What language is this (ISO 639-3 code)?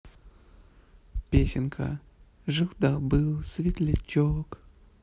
rus